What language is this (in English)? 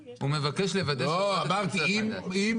Hebrew